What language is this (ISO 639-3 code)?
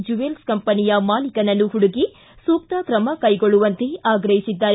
kan